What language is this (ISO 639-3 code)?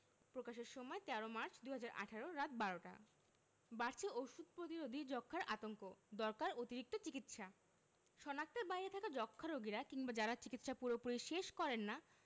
ben